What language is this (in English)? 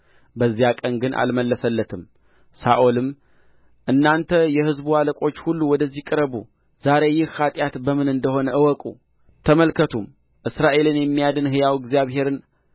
Amharic